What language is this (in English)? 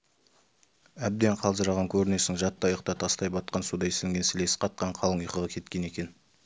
Kazakh